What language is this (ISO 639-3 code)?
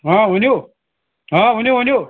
kas